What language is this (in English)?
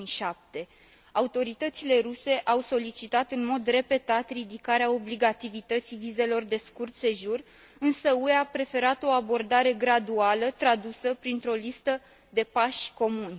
Romanian